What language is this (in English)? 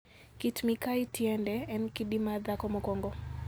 Luo (Kenya and Tanzania)